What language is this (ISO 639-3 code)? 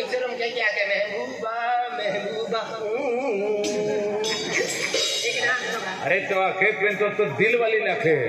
mar